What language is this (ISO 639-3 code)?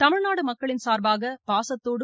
tam